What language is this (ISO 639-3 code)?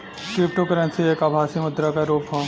bho